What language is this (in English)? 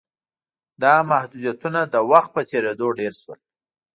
Pashto